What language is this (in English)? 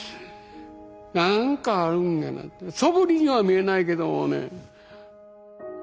Japanese